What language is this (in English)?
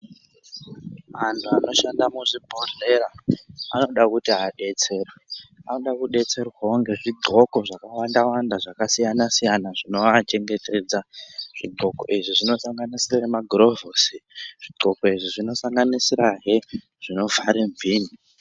Ndau